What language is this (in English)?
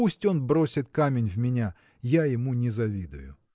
Russian